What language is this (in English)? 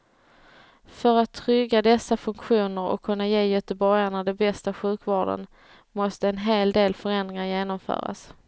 Swedish